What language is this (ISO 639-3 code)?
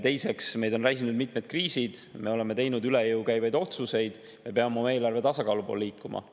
est